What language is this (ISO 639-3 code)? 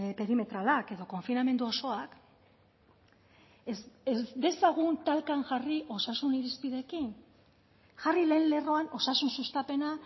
eus